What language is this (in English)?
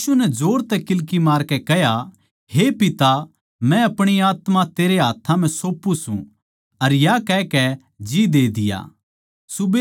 Haryanvi